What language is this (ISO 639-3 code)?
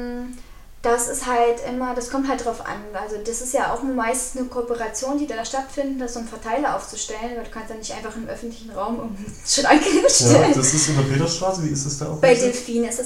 deu